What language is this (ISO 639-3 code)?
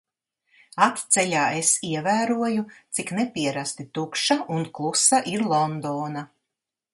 lav